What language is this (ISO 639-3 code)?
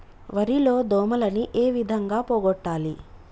tel